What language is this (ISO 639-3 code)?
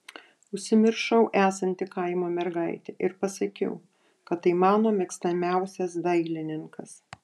lit